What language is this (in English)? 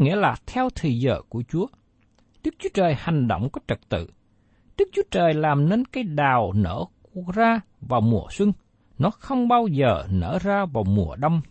Vietnamese